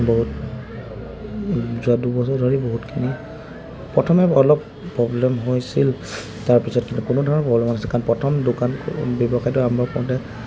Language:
Assamese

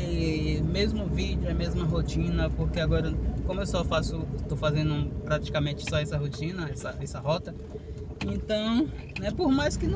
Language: Portuguese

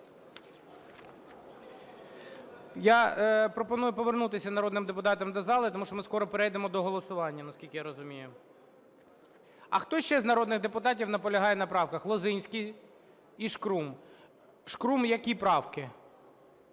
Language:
Ukrainian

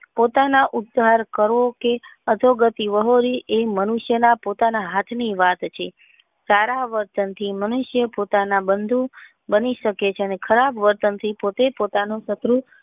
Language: Gujarati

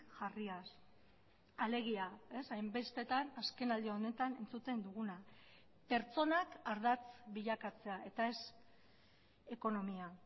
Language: Basque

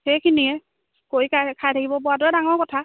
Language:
Assamese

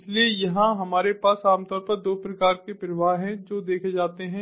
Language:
Hindi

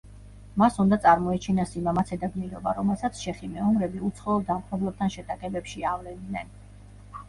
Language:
Georgian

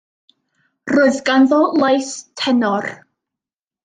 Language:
Welsh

